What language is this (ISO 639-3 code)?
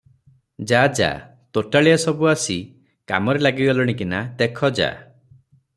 ori